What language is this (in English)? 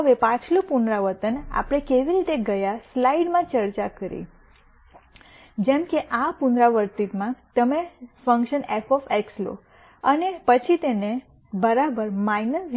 Gujarati